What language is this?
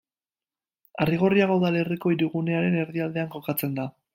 Basque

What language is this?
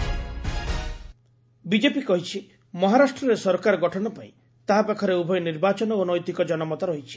Odia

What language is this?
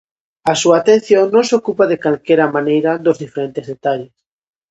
Galician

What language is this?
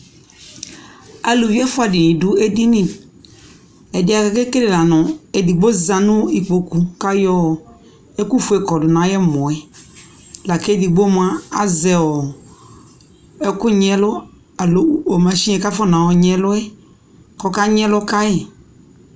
Ikposo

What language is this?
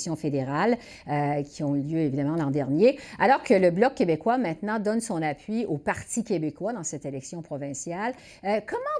French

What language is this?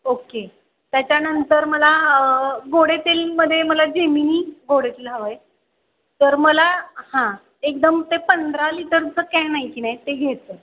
Marathi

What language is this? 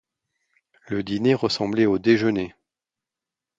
French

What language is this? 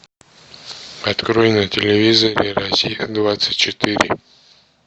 Russian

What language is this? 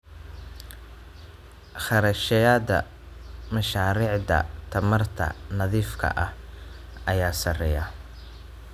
Somali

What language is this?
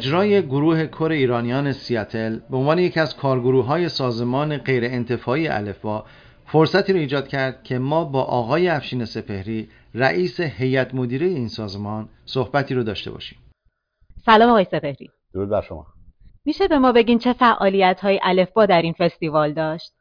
Persian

